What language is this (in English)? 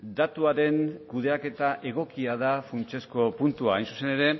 Basque